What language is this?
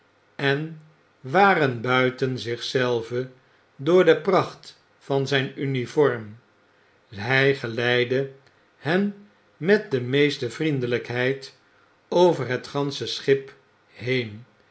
Dutch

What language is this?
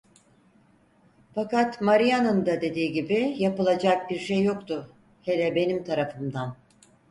Turkish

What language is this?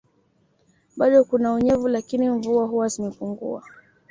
Swahili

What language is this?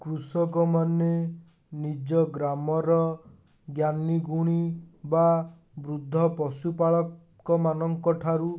Odia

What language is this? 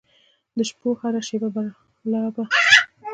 Pashto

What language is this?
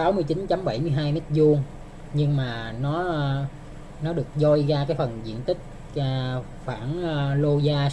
Vietnamese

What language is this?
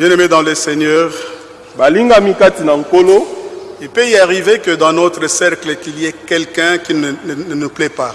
French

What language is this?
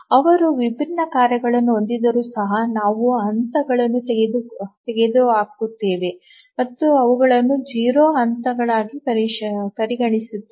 Kannada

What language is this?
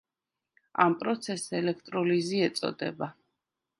Georgian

